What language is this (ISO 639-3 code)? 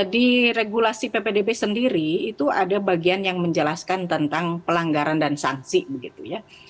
ind